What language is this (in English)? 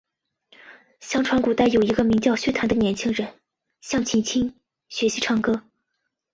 Chinese